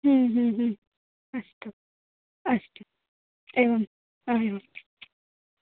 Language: Sanskrit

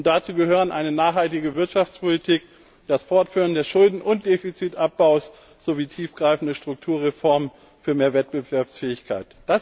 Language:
German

